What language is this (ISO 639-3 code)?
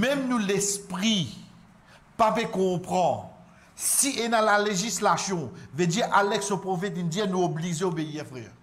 fra